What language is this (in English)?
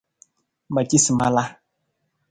Nawdm